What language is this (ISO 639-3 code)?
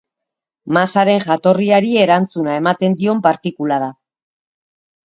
eus